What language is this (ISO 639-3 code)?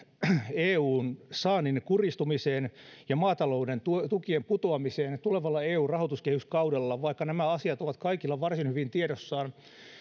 fin